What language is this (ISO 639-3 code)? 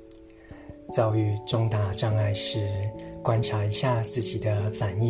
zho